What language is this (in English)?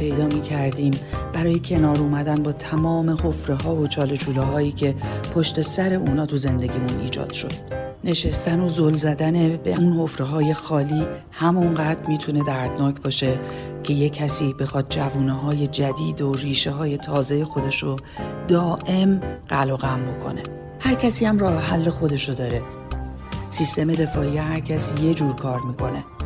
Persian